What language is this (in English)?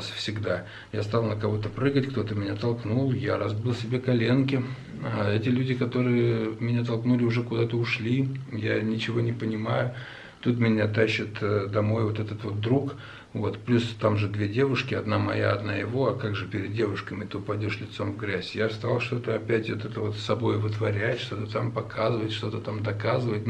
Russian